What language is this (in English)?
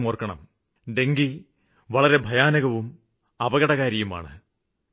Malayalam